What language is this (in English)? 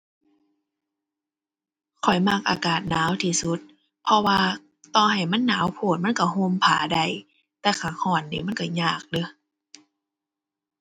Thai